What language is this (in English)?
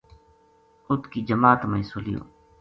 Gujari